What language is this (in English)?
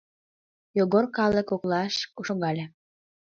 Mari